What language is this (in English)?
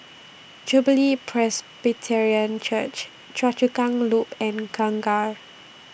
English